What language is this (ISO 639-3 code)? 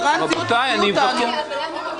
heb